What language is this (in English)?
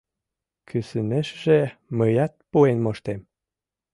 Mari